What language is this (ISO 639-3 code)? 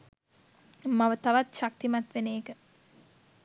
sin